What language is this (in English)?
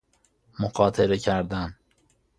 Persian